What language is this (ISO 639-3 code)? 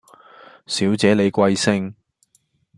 yue